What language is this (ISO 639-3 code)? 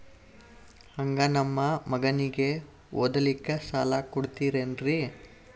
kan